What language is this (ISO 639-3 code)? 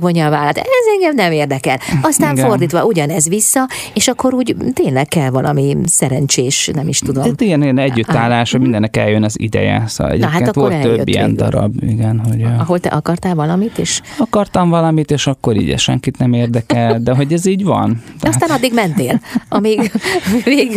hun